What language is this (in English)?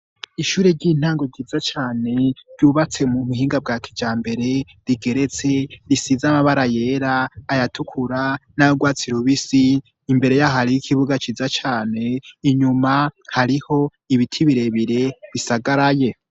Rundi